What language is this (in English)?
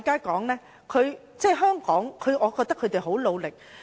Cantonese